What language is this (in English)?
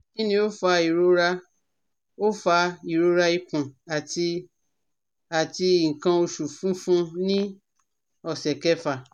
Yoruba